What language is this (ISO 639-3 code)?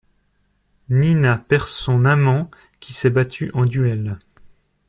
fra